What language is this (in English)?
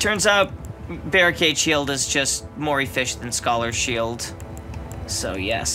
English